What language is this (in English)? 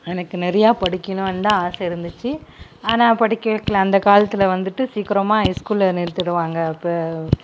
Tamil